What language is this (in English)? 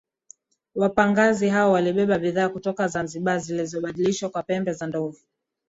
Swahili